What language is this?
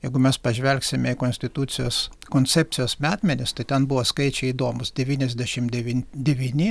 Lithuanian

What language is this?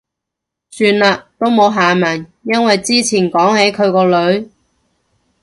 Cantonese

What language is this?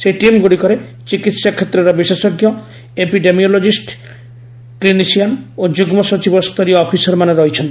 Odia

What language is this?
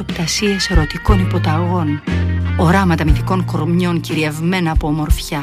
Greek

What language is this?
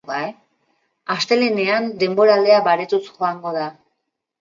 Basque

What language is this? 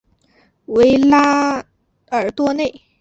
Chinese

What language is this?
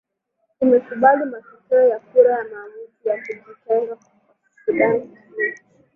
Swahili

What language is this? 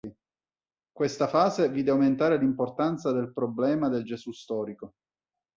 Italian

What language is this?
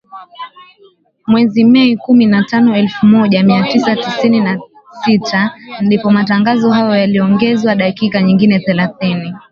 Swahili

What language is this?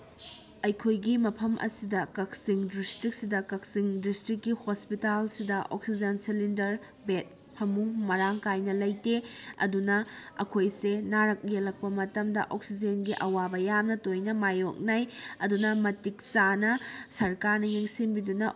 Manipuri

